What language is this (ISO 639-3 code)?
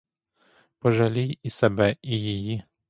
ukr